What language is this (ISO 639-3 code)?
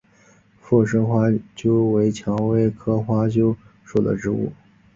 zho